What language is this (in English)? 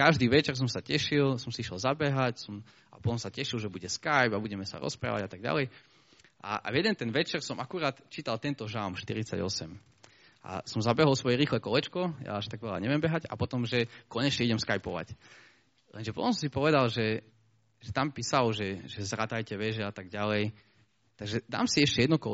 Slovak